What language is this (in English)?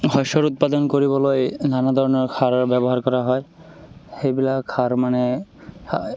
Assamese